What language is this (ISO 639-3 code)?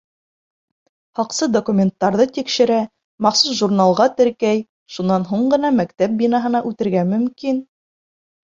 bak